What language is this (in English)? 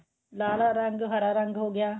Punjabi